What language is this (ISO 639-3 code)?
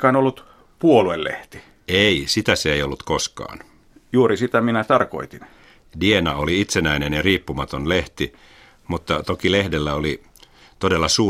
fin